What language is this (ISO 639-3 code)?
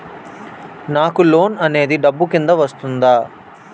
tel